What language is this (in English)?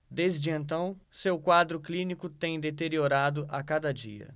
Portuguese